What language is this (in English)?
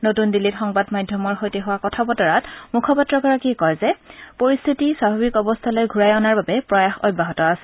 Assamese